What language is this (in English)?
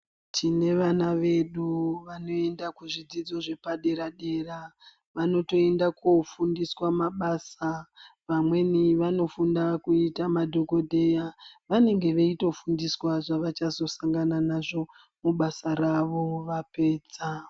Ndau